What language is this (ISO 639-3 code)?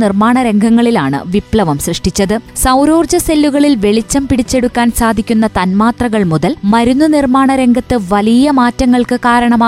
mal